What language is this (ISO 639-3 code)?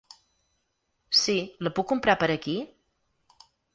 cat